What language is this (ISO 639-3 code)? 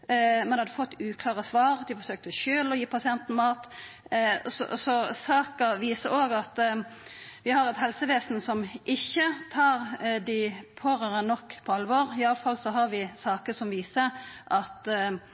nno